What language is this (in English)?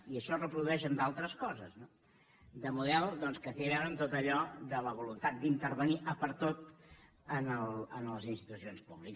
Catalan